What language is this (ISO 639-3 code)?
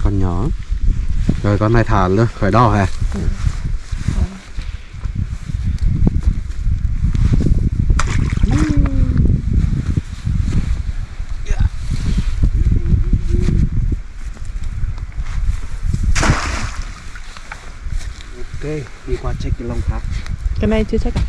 vie